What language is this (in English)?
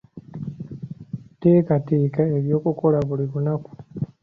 Ganda